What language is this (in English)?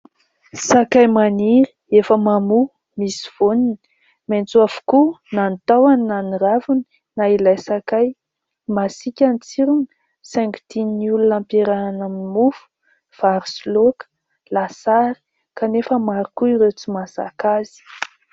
Malagasy